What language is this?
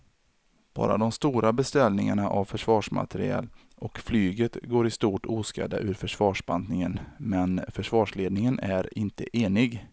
Swedish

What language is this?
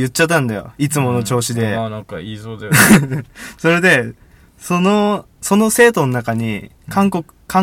Japanese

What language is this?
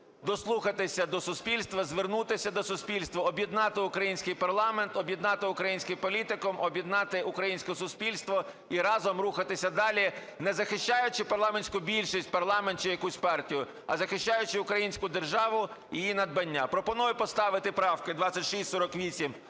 Ukrainian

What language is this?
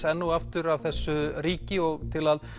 Icelandic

